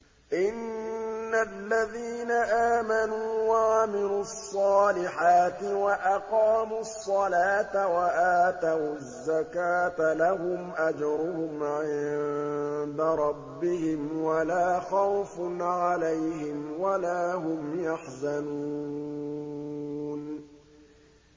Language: Arabic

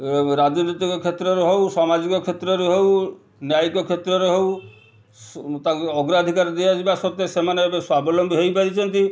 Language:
Odia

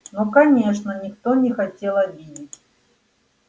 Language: Russian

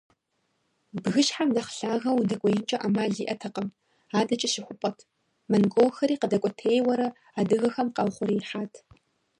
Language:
Kabardian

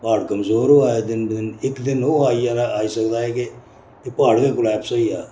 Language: Dogri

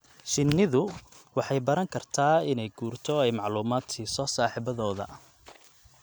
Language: Somali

